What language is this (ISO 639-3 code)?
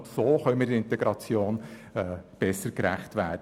gsw